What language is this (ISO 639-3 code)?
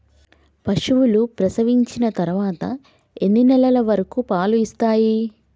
tel